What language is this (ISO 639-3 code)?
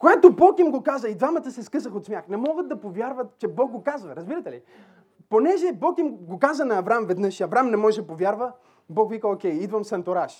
bul